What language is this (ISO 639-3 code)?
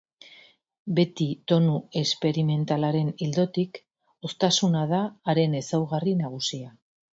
eus